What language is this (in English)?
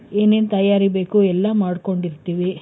Kannada